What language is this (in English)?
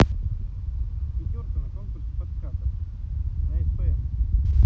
Russian